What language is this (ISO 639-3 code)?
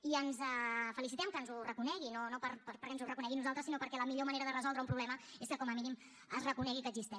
cat